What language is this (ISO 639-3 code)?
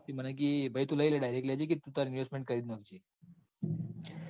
guj